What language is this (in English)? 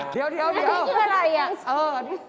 Thai